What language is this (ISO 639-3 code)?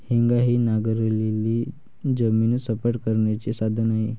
mar